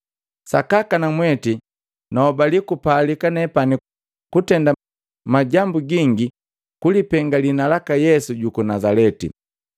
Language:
Matengo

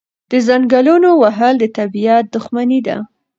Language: Pashto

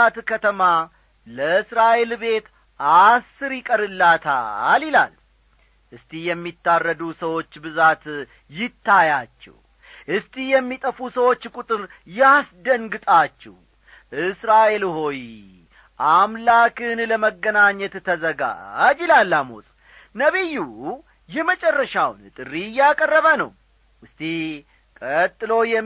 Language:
Amharic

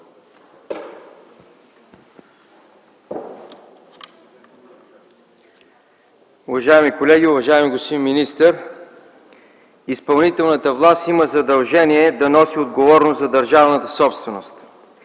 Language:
Bulgarian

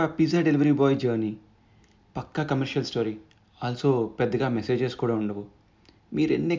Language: Telugu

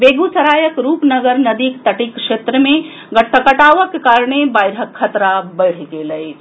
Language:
Maithili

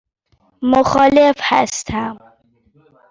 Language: Persian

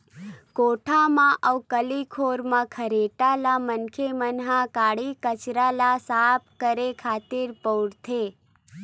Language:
Chhattisgarhi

